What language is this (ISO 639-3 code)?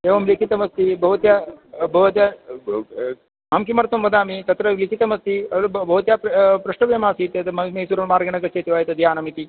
san